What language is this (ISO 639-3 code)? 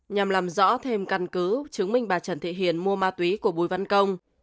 vie